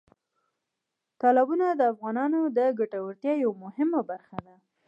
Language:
Pashto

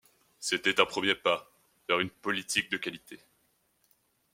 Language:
French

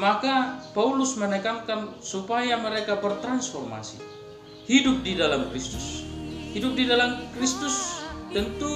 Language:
Indonesian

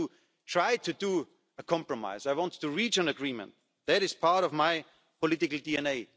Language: English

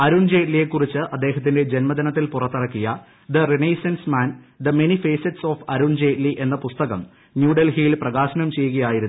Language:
Malayalam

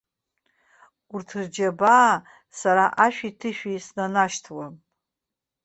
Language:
Abkhazian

